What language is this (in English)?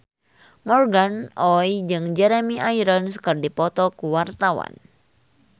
Sundanese